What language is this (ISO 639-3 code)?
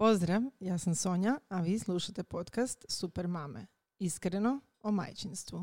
hrv